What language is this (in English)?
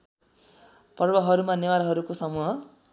Nepali